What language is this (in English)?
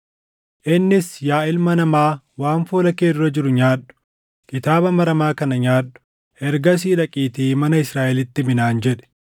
Oromo